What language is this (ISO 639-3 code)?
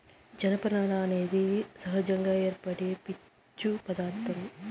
tel